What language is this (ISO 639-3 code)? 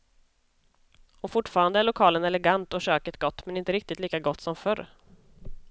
swe